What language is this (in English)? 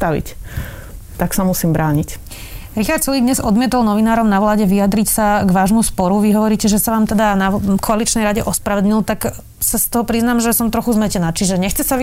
Slovak